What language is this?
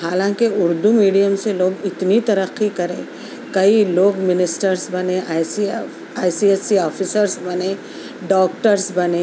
Urdu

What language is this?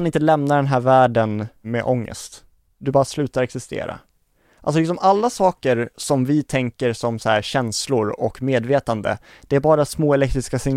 Swedish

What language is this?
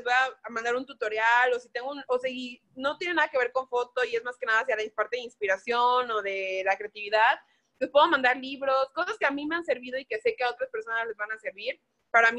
Spanish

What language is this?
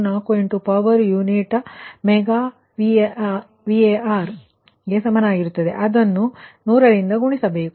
Kannada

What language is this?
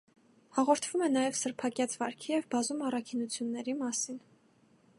Armenian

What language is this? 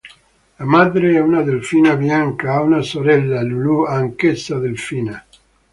Italian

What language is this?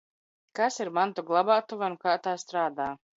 Latvian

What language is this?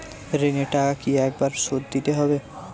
Bangla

